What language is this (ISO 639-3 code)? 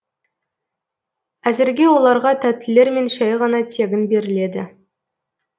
kaz